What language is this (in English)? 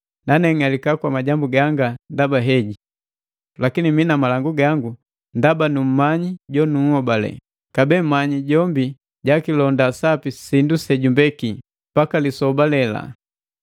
Matengo